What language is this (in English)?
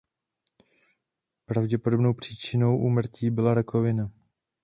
Czech